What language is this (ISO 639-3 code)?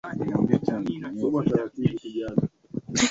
swa